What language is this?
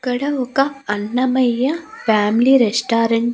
Telugu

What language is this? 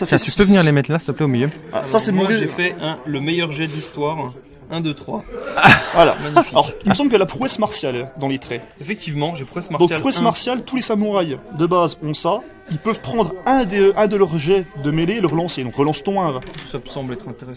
French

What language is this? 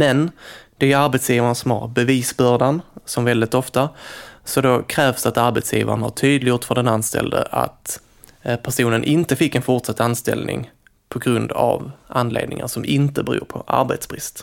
Swedish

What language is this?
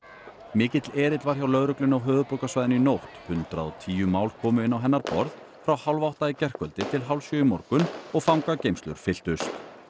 Icelandic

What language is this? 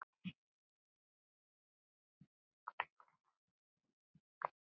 Icelandic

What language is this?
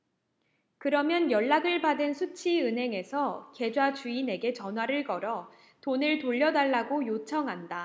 Korean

